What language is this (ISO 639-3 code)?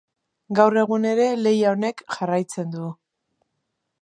eus